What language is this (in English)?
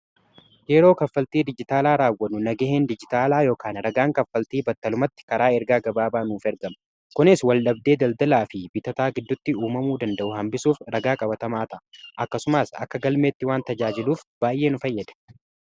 Oromo